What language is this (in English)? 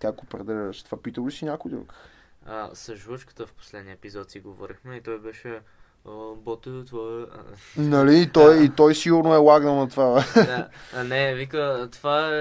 Bulgarian